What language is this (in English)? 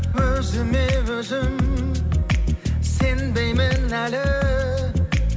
Kazakh